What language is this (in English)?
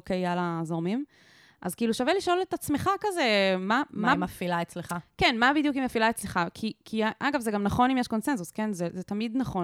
Hebrew